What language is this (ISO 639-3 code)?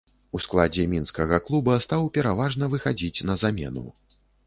bel